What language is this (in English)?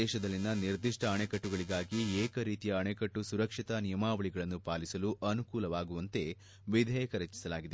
Kannada